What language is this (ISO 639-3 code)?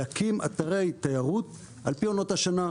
heb